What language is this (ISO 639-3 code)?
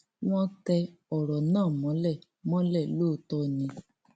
yor